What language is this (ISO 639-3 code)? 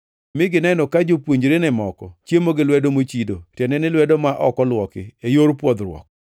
luo